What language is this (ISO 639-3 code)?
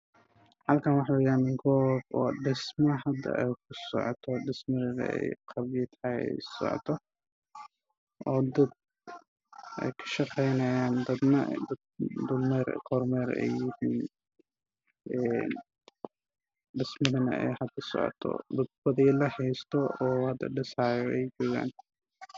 som